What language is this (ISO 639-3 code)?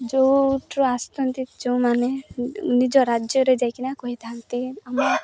ori